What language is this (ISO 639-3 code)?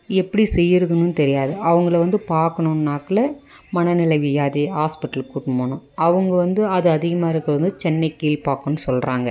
tam